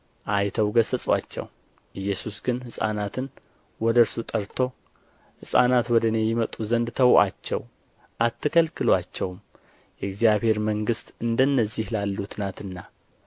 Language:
Amharic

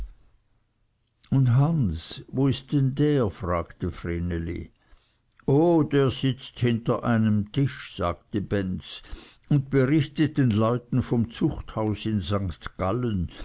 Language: German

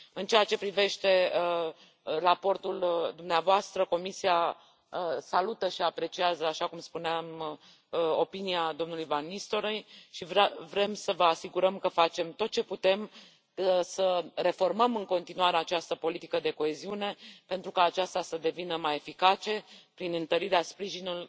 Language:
Romanian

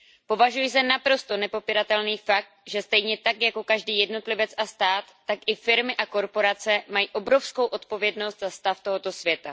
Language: Czech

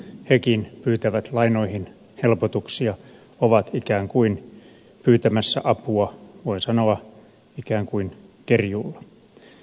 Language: Finnish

